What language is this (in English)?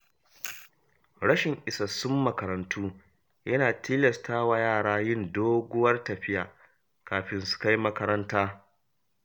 Hausa